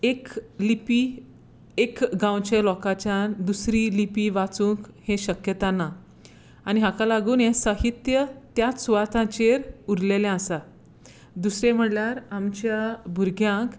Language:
Konkani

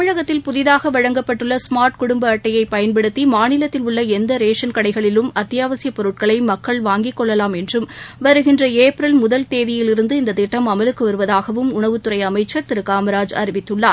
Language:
Tamil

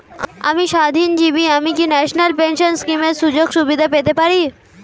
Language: Bangla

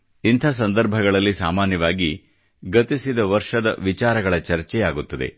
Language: Kannada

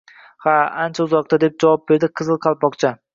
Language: Uzbek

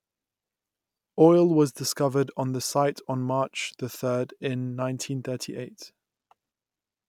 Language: English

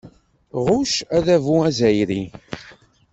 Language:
Kabyle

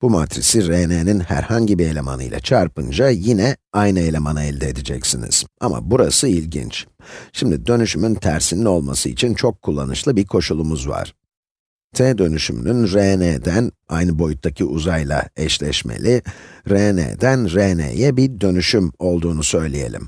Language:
Turkish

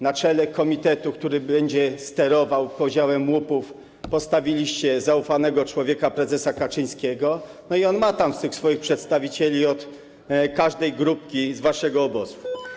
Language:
Polish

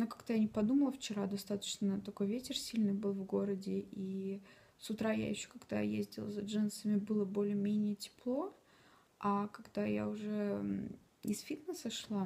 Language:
Russian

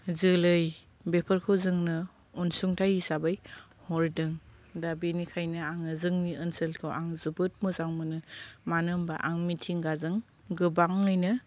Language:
Bodo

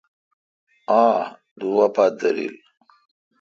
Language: Kalkoti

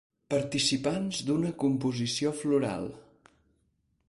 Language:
Catalan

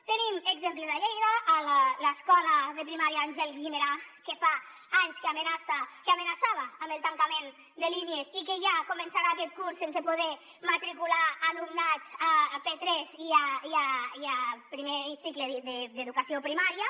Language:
Catalan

